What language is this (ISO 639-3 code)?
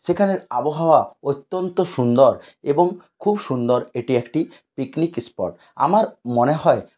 ben